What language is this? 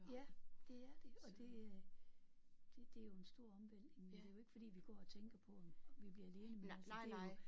Danish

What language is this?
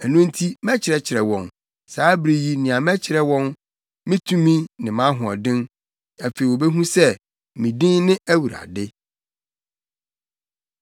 Akan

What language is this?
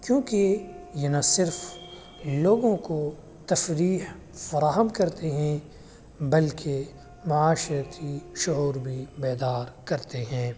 Urdu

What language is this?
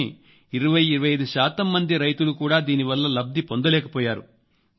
Telugu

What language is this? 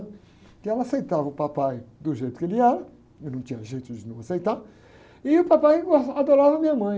Portuguese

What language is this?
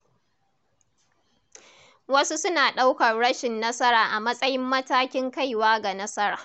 Hausa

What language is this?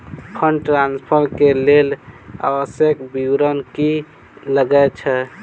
Maithili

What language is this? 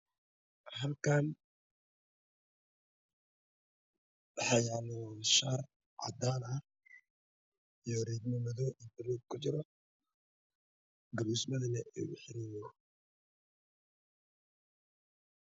Somali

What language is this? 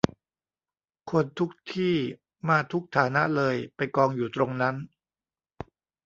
Thai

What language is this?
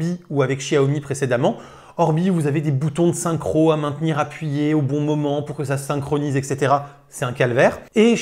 French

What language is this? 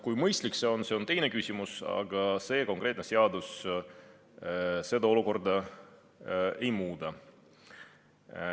Estonian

